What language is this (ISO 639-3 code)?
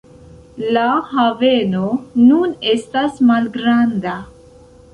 epo